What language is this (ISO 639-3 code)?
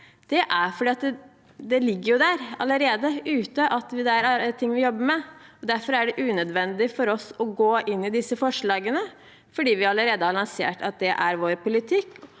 nor